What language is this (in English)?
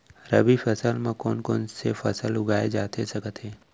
Chhattisgarhi